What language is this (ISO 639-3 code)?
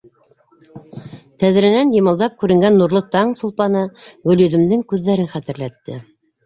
bak